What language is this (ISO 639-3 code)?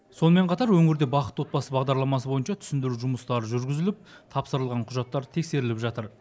kaz